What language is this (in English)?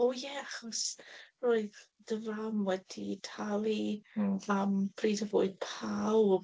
Welsh